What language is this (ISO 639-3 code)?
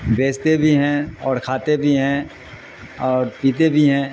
urd